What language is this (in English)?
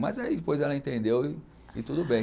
Portuguese